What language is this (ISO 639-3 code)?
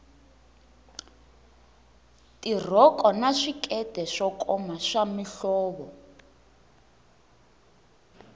tso